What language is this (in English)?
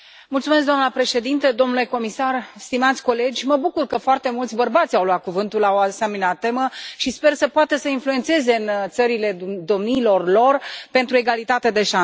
Romanian